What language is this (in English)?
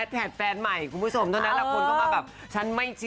Thai